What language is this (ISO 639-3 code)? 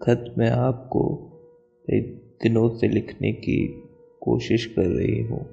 hin